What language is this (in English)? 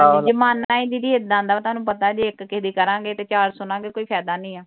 Punjabi